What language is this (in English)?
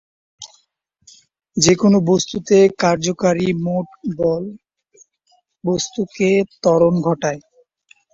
Bangla